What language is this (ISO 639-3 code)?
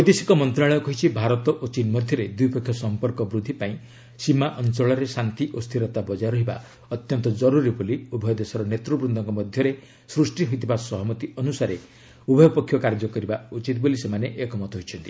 ori